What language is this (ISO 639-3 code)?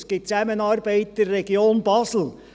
gsw